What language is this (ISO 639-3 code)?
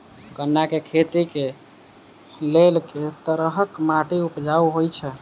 mai